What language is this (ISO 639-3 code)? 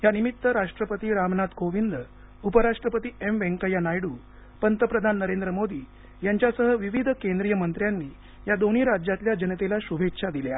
mar